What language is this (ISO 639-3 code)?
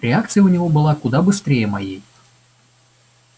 rus